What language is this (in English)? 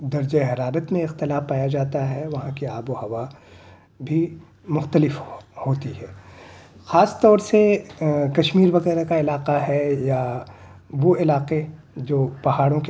Urdu